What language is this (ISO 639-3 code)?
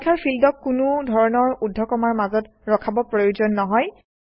asm